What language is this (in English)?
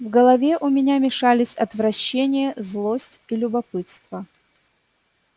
Russian